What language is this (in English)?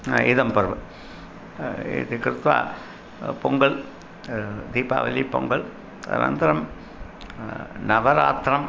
Sanskrit